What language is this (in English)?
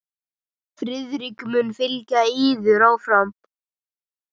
Icelandic